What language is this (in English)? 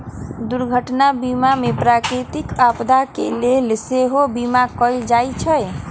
Magahi